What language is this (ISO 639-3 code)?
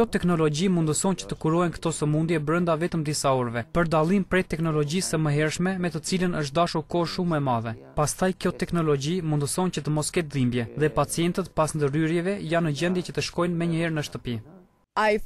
ron